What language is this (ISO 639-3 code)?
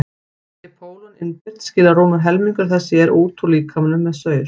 isl